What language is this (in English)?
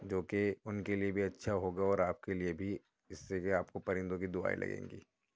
Urdu